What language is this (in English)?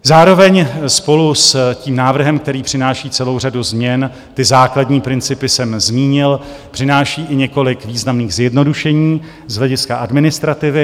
Czech